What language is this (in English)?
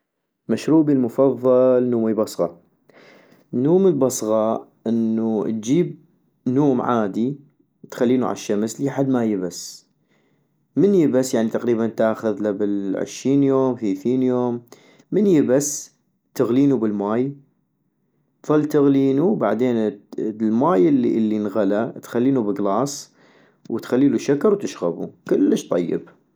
North Mesopotamian Arabic